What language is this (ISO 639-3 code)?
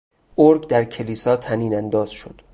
fas